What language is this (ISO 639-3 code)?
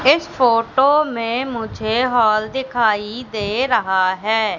hin